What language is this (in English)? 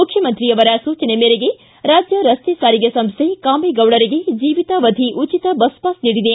Kannada